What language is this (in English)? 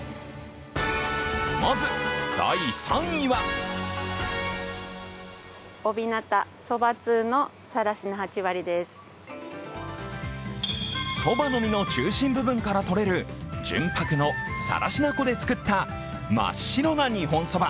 Japanese